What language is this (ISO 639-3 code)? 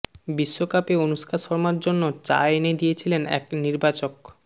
ben